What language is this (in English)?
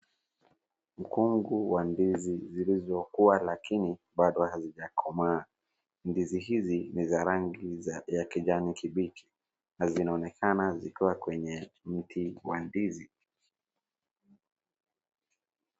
Swahili